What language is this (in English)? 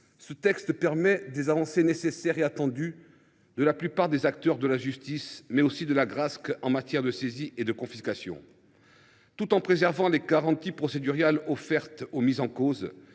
French